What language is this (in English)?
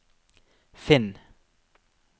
Norwegian